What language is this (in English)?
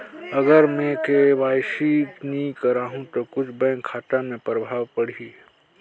Chhattisgarhi